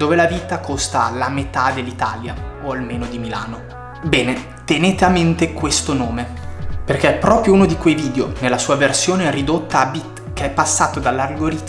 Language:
Italian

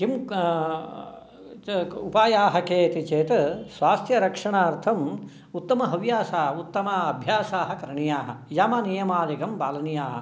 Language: Sanskrit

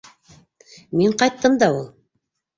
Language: Bashkir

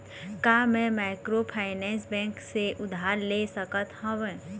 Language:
Chhattisgarhi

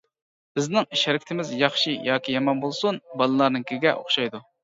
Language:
Uyghur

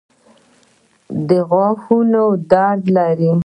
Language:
Pashto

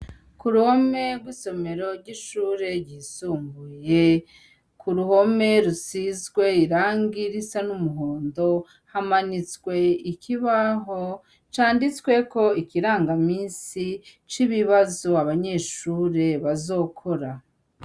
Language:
Rundi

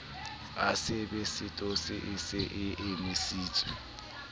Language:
Southern Sotho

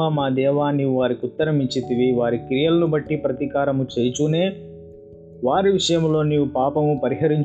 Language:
Telugu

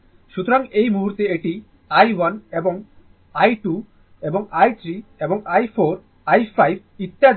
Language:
Bangla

